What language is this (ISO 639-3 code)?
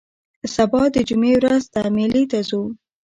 pus